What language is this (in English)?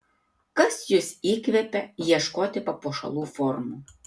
Lithuanian